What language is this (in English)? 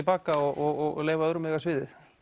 Icelandic